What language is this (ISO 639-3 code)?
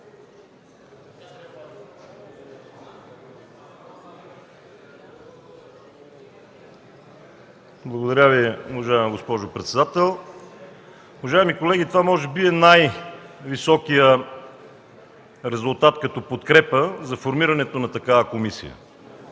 bul